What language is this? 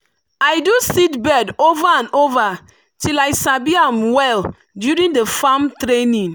Nigerian Pidgin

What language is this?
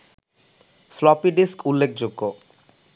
Bangla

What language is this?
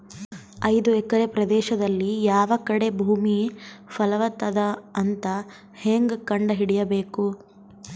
Kannada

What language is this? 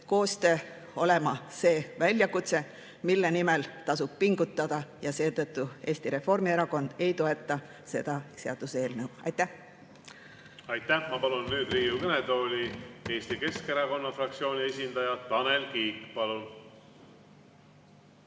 Estonian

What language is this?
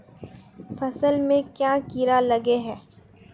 Magahi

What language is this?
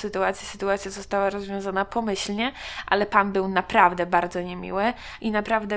Polish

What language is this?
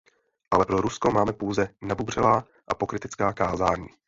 Czech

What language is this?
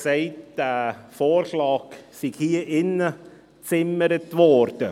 Swiss German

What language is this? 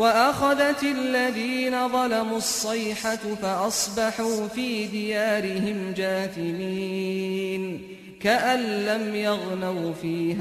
Arabic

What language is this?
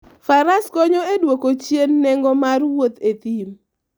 Luo (Kenya and Tanzania)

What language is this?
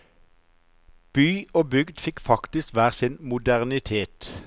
Norwegian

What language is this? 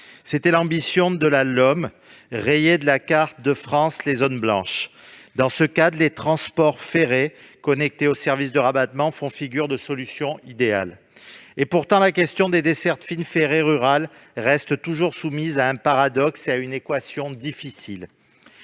French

